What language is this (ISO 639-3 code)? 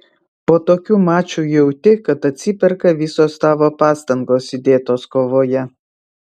lit